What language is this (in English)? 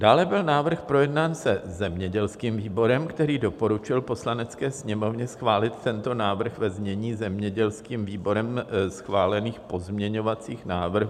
Czech